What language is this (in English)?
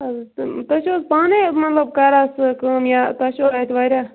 Kashmiri